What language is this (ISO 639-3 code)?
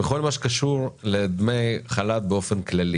heb